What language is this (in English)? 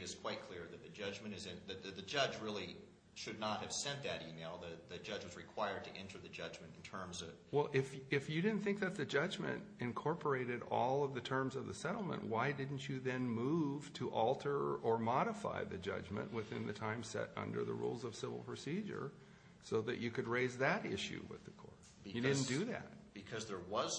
English